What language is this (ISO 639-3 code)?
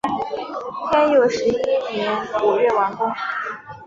zho